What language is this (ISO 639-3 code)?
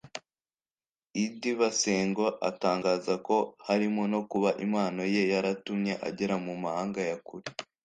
kin